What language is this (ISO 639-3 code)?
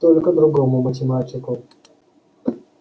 rus